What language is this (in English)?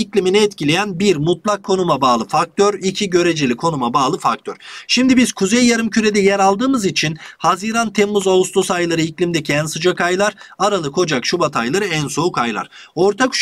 Turkish